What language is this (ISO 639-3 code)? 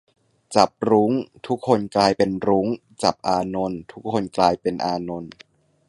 tha